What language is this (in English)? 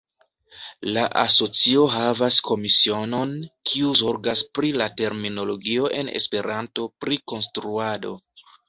Esperanto